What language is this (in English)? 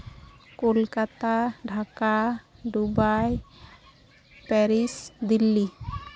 Santali